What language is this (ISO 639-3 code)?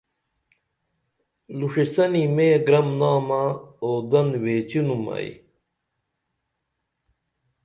dml